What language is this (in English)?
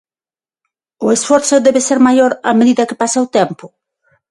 Galician